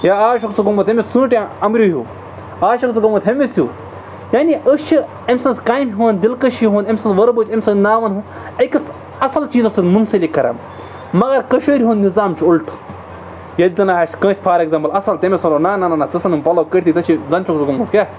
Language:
Kashmiri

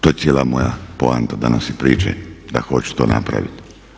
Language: Croatian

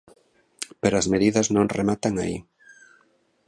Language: Galician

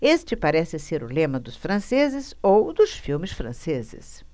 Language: Portuguese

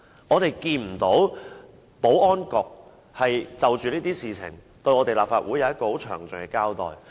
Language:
Cantonese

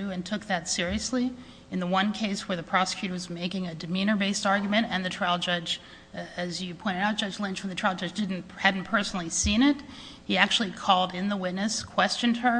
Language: English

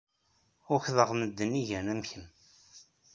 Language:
Kabyle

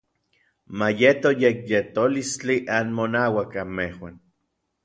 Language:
Orizaba Nahuatl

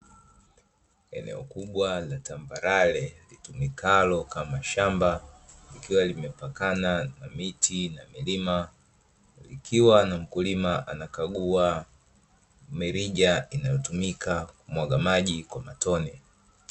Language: Swahili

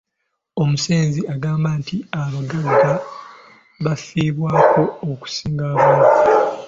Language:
Ganda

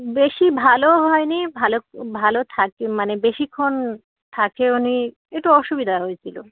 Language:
Bangla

